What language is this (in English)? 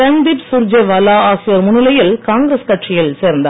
Tamil